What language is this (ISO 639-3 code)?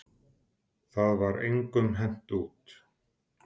isl